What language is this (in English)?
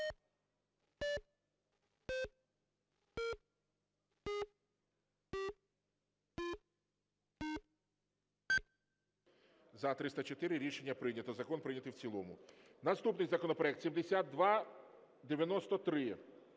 Ukrainian